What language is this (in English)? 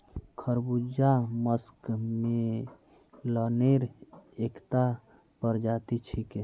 Magahi